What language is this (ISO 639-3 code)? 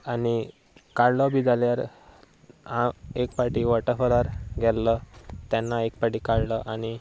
kok